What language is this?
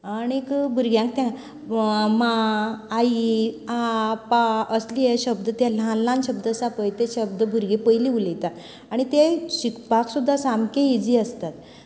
Konkani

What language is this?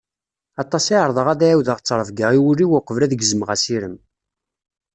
Kabyle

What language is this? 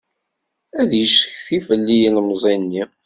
Kabyle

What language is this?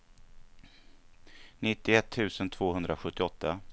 Swedish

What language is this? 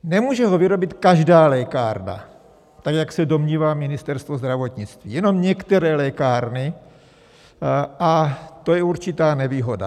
Czech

